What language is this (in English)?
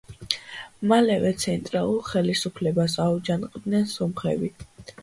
Georgian